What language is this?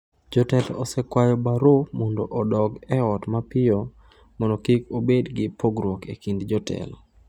Luo (Kenya and Tanzania)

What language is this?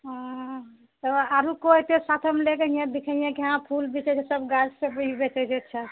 Maithili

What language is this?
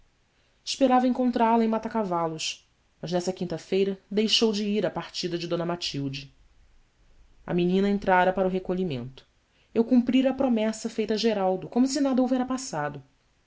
Portuguese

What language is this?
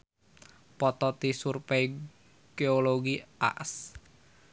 Sundanese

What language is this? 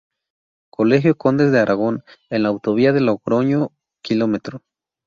Spanish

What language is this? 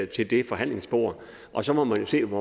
Danish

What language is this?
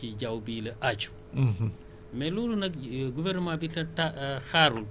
Wolof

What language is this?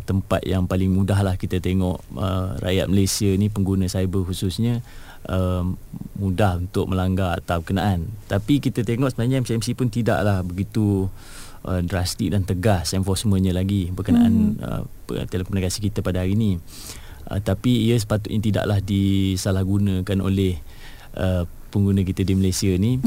Malay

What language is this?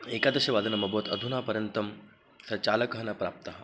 Sanskrit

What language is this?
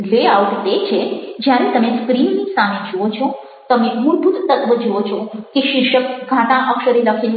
Gujarati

